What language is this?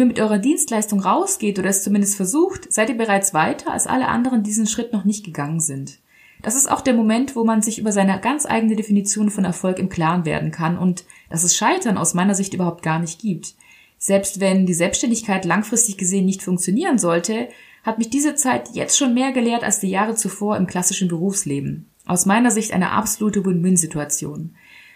German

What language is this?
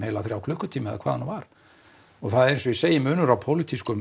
Icelandic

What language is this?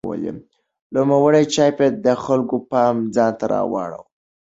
Pashto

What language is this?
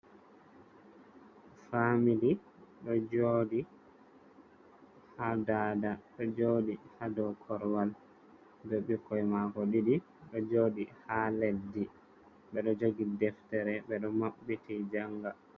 Fula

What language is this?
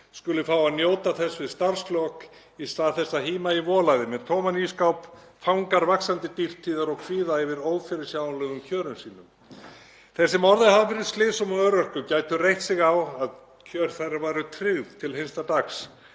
Icelandic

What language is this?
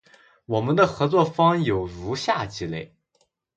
Chinese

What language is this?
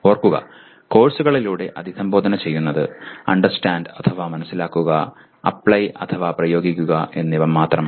Malayalam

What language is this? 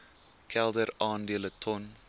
Afrikaans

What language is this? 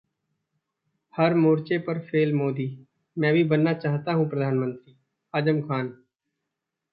Hindi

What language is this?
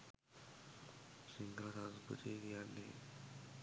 Sinhala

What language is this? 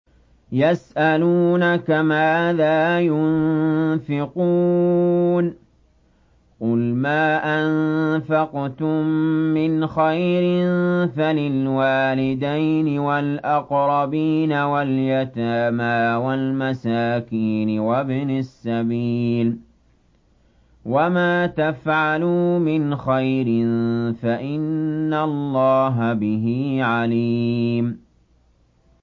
Arabic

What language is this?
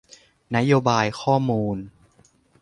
Thai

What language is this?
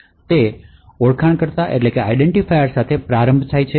Gujarati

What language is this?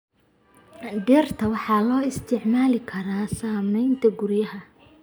Somali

